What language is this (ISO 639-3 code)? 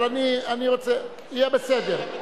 heb